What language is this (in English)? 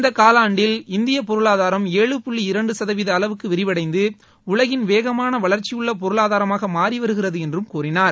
Tamil